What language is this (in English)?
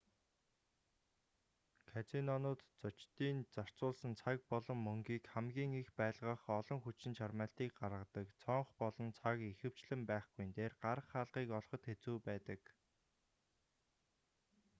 Mongolian